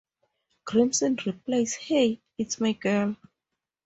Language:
English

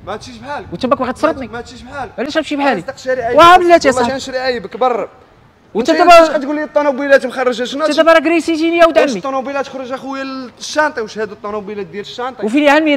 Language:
Arabic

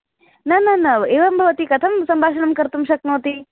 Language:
Sanskrit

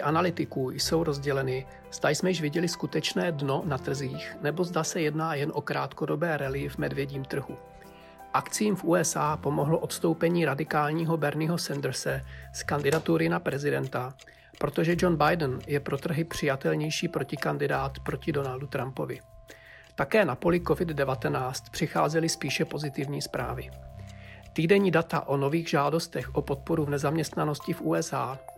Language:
Czech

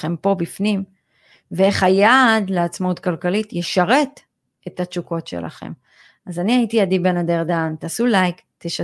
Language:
Hebrew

